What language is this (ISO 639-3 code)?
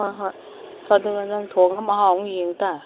mni